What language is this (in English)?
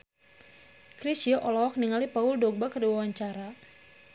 Sundanese